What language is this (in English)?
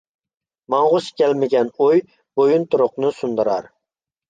Uyghur